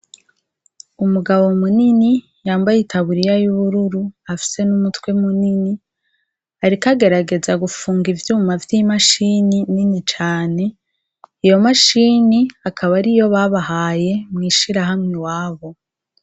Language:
Rundi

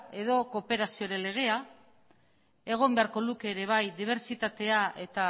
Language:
Basque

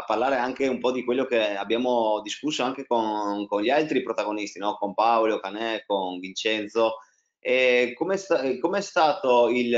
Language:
Italian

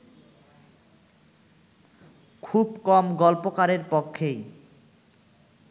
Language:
Bangla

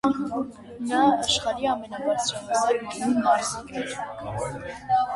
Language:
Armenian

